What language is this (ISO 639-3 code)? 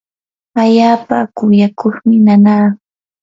qur